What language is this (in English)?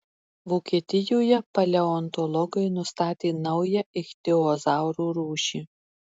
Lithuanian